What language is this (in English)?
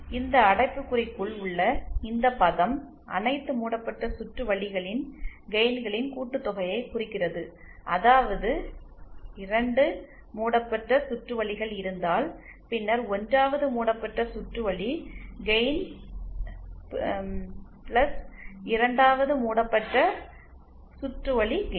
Tamil